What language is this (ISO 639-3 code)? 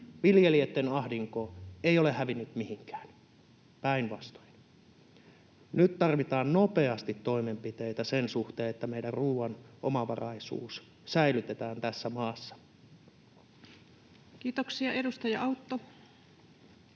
fin